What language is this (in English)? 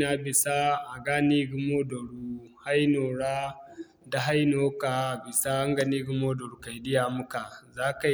Zarma